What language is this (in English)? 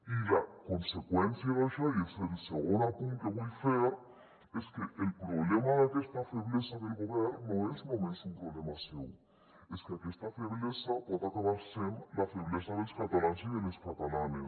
Catalan